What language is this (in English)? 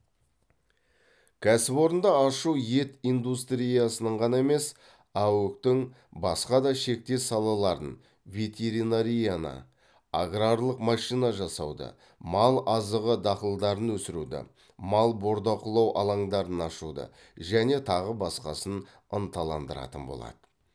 Kazakh